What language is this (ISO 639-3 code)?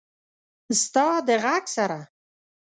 pus